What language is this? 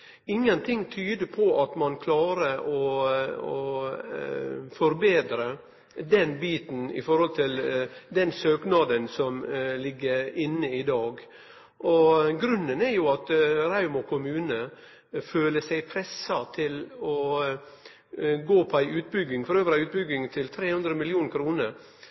Norwegian Nynorsk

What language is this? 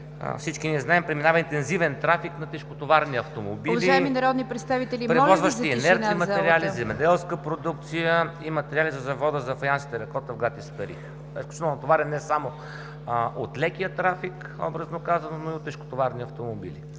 Bulgarian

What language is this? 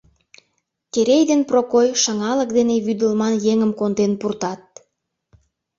Mari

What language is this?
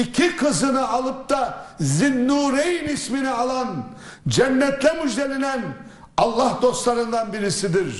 Turkish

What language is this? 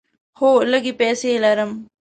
Pashto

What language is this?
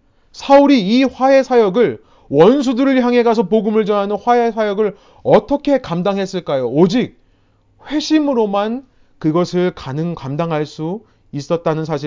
Korean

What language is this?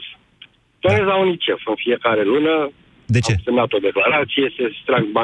Romanian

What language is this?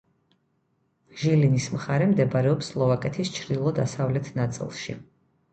Georgian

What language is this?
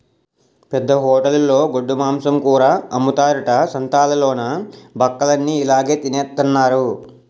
Telugu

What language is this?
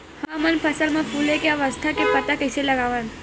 Chhattisgarhi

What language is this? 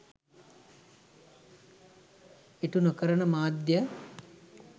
Sinhala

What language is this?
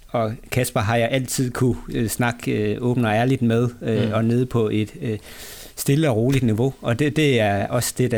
Danish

